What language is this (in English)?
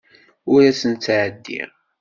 Kabyle